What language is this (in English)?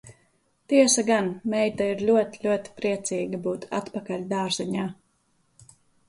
Latvian